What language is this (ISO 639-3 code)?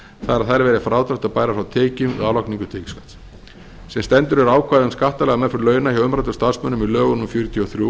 isl